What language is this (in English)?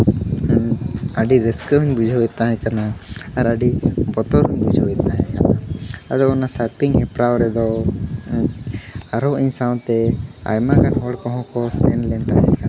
Santali